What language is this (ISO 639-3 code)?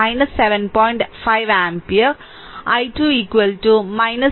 mal